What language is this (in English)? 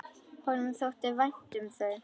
Icelandic